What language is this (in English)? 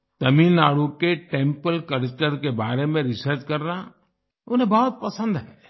Hindi